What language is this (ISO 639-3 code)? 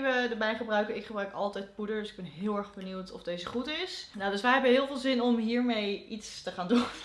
nld